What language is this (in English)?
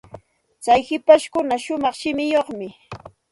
Santa Ana de Tusi Pasco Quechua